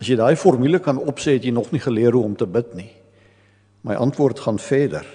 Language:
Dutch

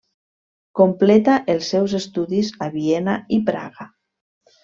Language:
Catalan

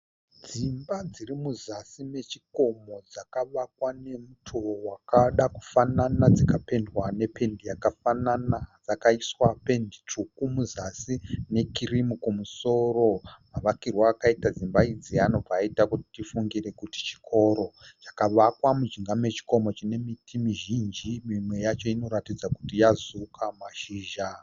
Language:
Shona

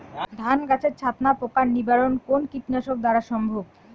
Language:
Bangla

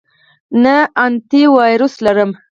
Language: Pashto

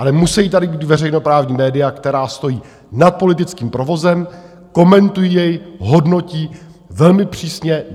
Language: Czech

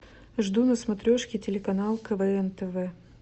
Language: Russian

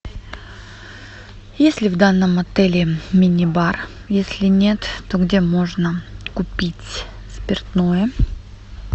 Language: Russian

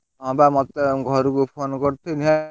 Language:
Odia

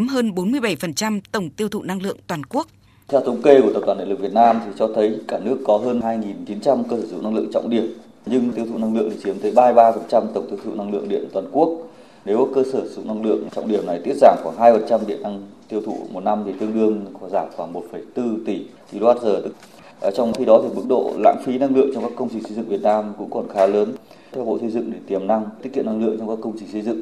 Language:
Vietnamese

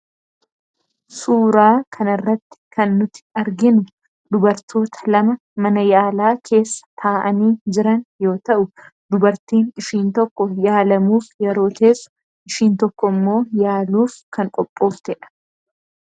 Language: Oromo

